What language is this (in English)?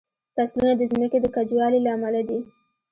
Pashto